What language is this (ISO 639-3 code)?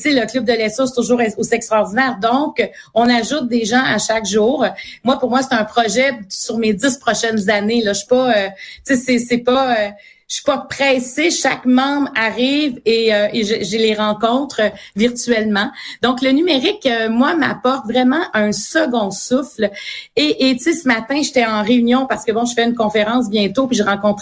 fra